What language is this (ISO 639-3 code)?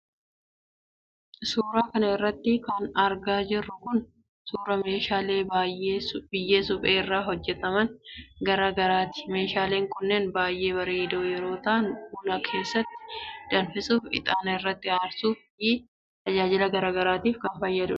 orm